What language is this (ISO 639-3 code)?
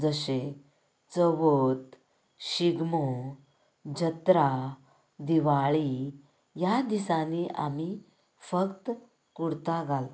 kok